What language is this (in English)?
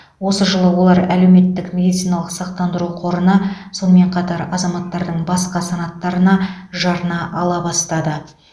Kazakh